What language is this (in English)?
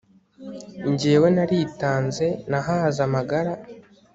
Kinyarwanda